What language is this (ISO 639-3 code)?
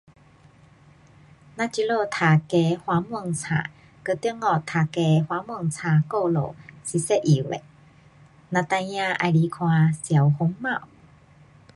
cpx